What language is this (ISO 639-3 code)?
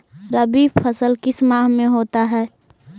mag